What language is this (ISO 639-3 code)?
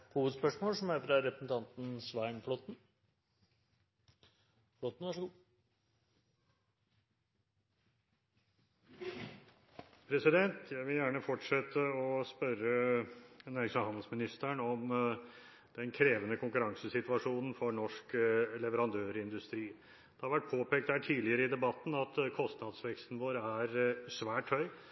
nob